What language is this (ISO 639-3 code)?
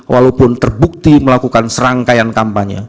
ind